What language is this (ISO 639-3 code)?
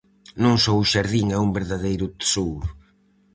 glg